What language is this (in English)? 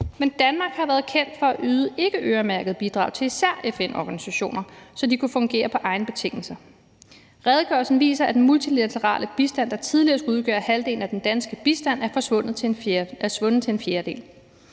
Danish